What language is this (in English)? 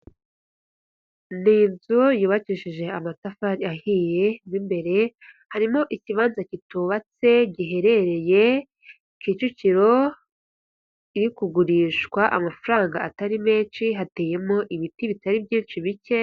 Kinyarwanda